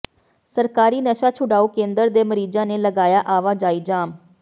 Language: Punjabi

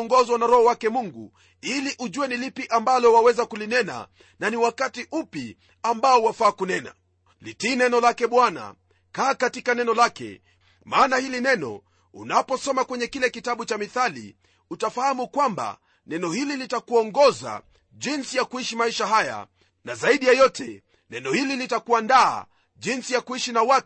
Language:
Swahili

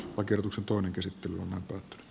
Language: Finnish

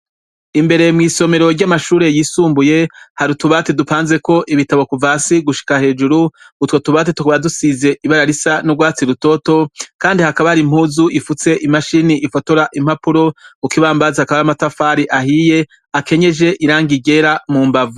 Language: Rundi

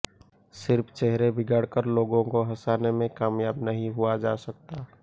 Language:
Hindi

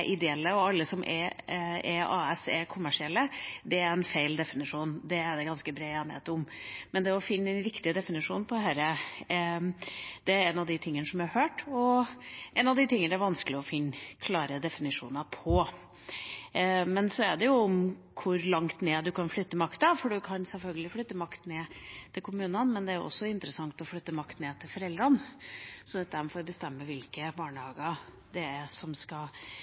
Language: Norwegian Bokmål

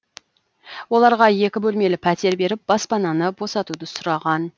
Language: Kazakh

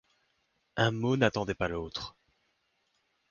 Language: French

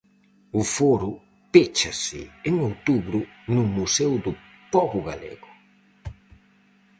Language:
Galician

